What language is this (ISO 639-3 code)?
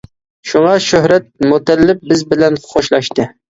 uig